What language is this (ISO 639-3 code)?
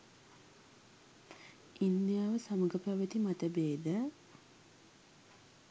sin